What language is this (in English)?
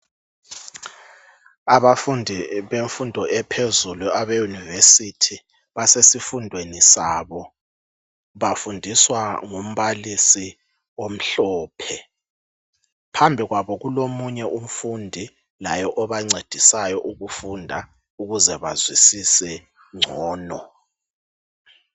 North Ndebele